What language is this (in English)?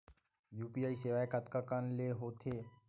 Chhattisgarhi